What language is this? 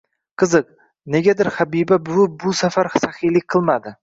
Uzbek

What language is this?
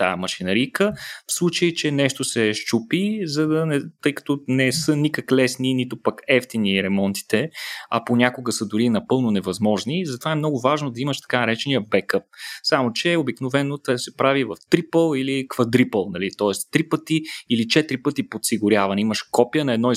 Bulgarian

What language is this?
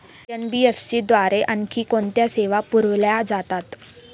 Marathi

